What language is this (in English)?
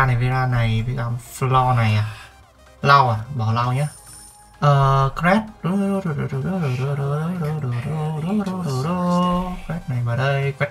Vietnamese